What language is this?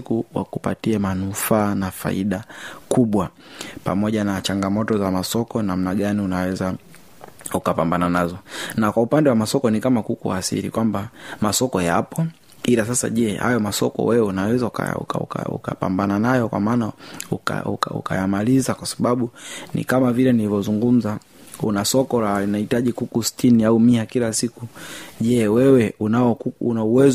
Swahili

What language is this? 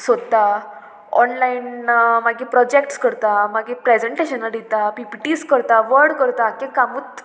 Konkani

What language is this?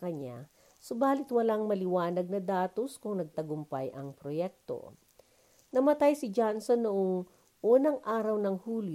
Filipino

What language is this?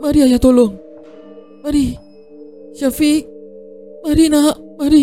Malay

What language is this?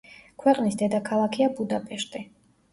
Georgian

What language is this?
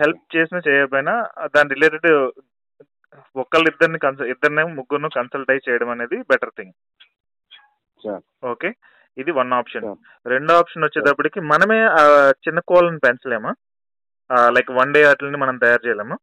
Telugu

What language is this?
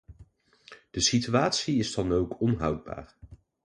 Dutch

